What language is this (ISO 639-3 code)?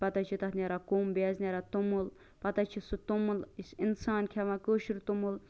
kas